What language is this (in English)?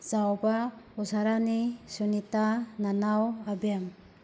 Manipuri